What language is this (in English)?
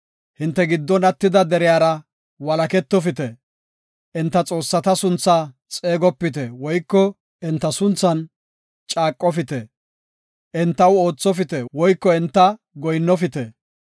Gofa